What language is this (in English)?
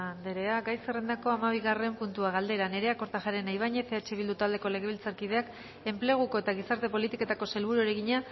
Basque